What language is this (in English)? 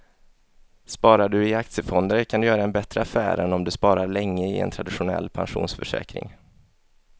Swedish